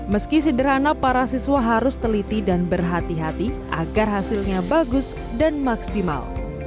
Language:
Indonesian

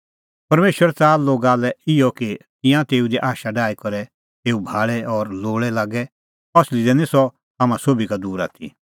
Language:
Kullu Pahari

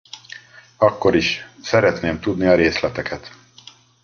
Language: Hungarian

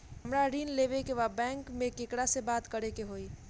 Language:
Bhojpuri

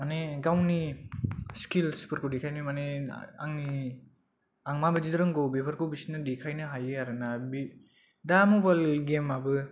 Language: Bodo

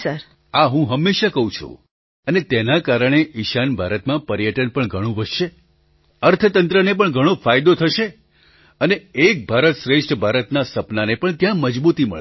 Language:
Gujarati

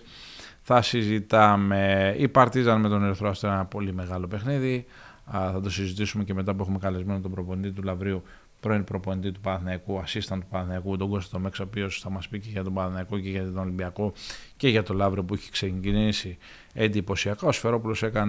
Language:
Greek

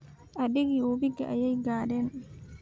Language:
Somali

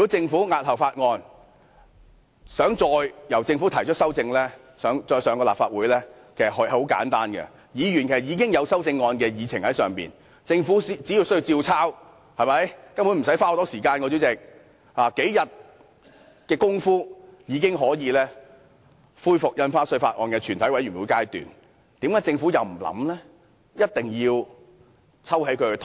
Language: Cantonese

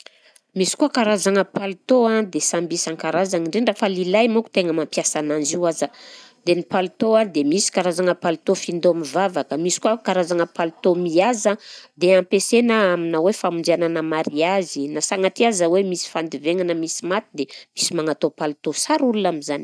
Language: Southern Betsimisaraka Malagasy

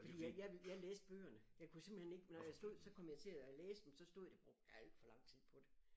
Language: Danish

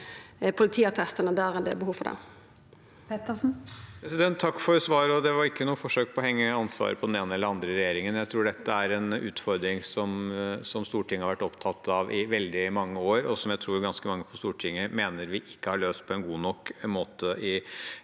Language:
Norwegian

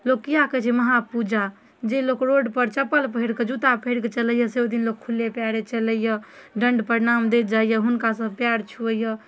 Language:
Maithili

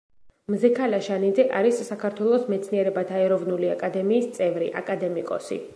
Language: Georgian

